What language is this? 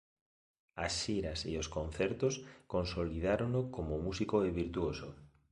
Galician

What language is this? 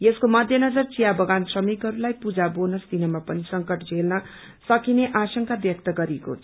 Nepali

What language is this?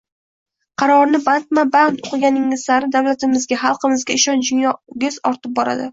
Uzbek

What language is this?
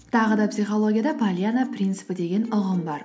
Kazakh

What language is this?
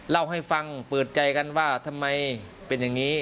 Thai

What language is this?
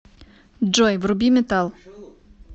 Russian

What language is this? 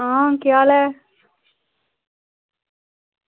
Dogri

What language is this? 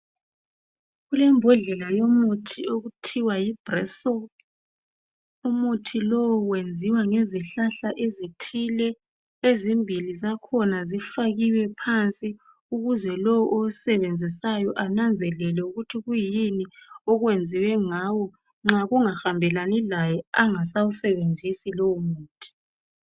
North Ndebele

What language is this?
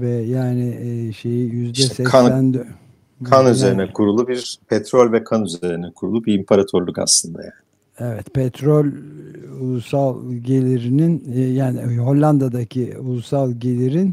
Turkish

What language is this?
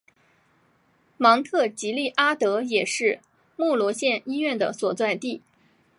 Chinese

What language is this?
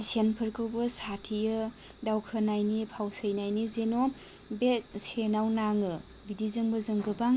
Bodo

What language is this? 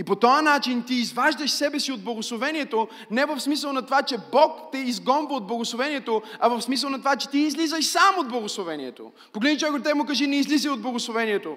Bulgarian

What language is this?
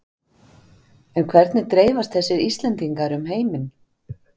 Icelandic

